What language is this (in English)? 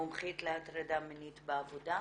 Hebrew